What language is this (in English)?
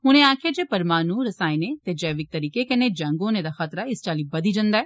Dogri